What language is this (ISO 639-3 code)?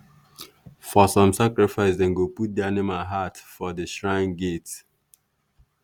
pcm